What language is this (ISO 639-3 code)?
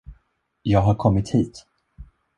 swe